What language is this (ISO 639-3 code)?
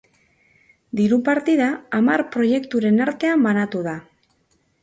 eus